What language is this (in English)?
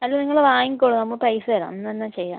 Malayalam